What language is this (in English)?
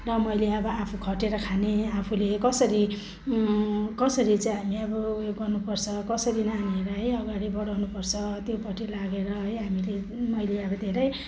Nepali